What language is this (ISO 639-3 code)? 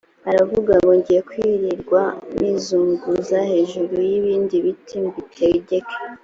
kin